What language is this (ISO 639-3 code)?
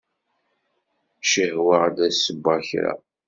kab